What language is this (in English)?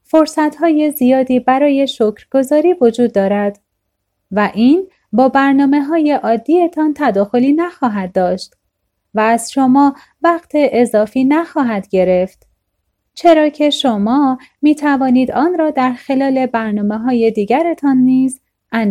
Persian